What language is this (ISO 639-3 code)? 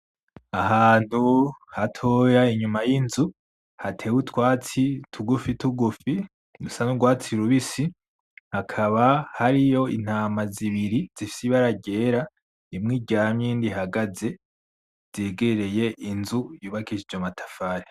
run